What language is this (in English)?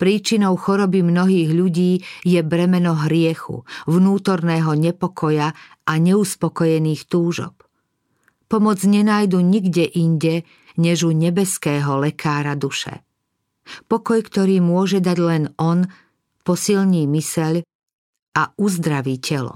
Slovak